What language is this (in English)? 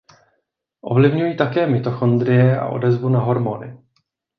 Czech